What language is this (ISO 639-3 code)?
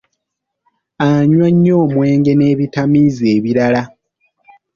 lug